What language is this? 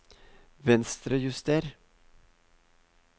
Norwegian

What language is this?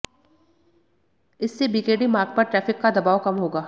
Hindi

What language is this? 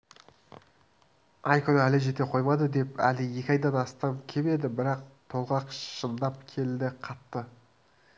Kazakh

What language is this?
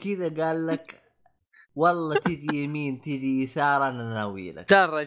Arabic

